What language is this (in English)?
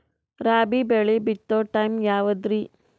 Kannada